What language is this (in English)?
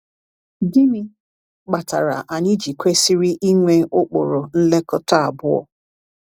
Igbo